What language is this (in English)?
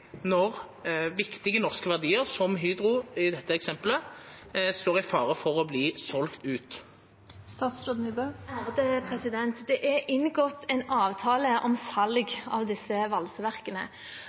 Norwegian